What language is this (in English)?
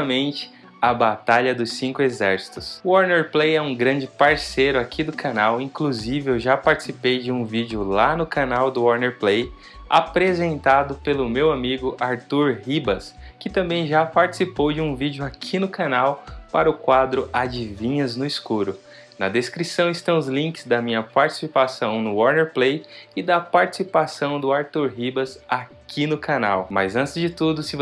Portuguese